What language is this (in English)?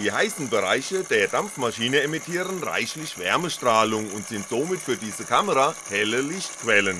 German